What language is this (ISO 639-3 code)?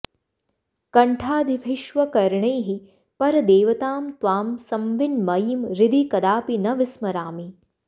san